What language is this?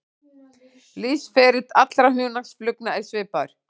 Icelandic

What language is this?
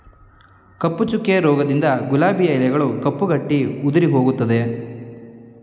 Kannada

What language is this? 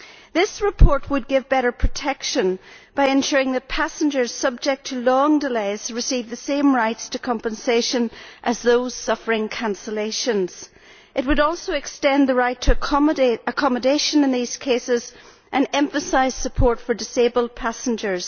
English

